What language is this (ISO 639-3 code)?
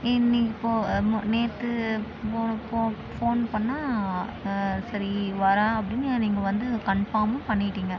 tam